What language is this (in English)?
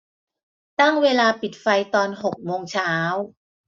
Thai